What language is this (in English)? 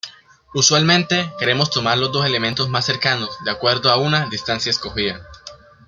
Spanish